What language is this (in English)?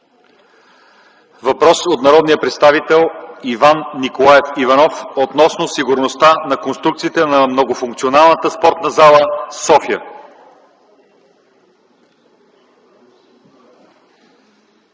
Bulgarian